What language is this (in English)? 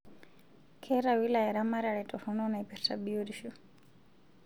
Masai